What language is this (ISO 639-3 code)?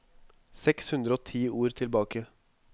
nor